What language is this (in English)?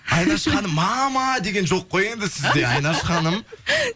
Kazakh